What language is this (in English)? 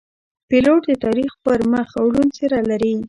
Pashto